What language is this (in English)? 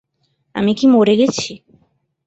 Bangla